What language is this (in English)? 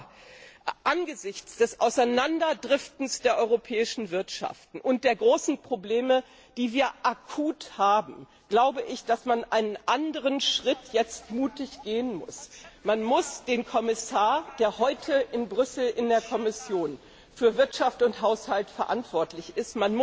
German